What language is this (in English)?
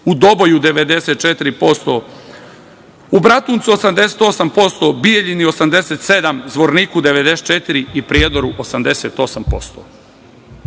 Serbian